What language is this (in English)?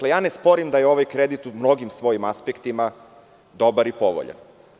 Serbian